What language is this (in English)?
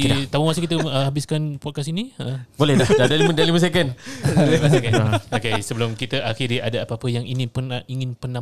Malay